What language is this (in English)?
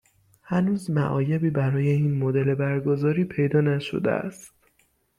Persian